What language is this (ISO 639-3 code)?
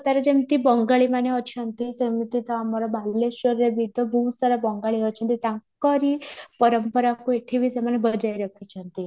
ori